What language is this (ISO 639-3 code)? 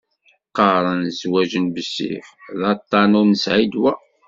kab